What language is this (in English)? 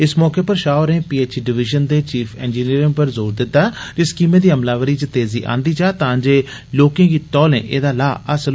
Dogri